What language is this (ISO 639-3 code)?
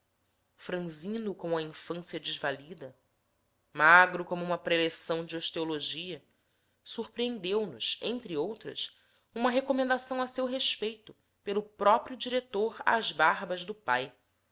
por